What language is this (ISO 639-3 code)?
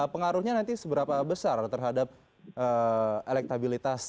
ind